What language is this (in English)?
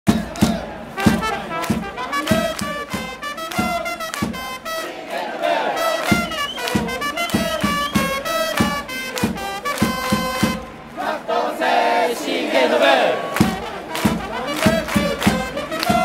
Spanish